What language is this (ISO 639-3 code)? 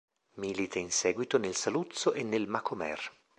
ita